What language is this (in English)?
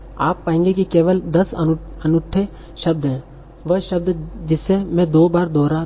Hindi